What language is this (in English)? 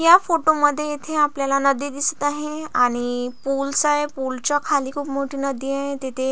Marathi